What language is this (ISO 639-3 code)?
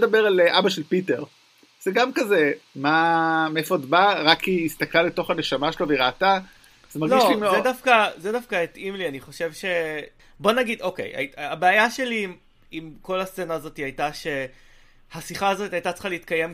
heb